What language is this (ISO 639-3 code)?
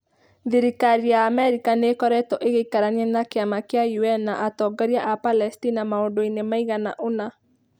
kik